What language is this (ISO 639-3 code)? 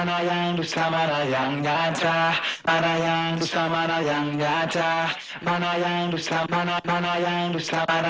ind